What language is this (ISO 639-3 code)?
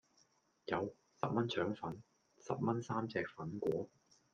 yue